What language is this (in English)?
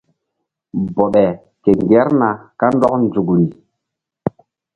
Mbum